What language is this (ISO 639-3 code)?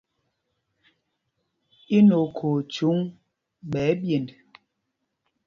mgg